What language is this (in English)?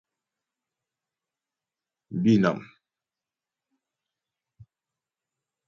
Ghomala